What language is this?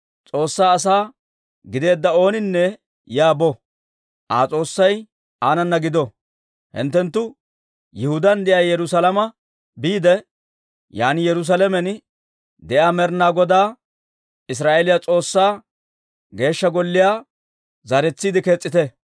Dawro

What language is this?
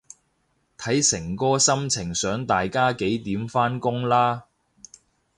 Cantonese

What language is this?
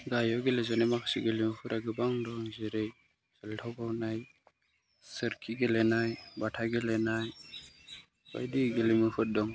Bodo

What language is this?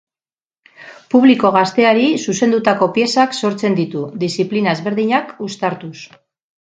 Basque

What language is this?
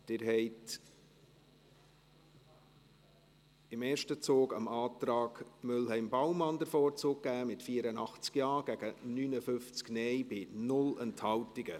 Swiss German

